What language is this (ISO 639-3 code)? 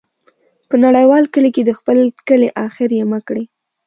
pus